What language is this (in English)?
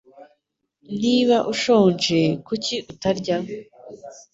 Kinyarwanda